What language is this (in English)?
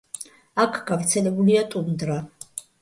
Georgian